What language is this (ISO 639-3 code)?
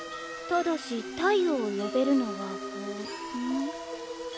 jpn